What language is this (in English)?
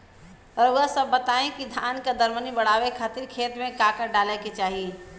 Bhojpuri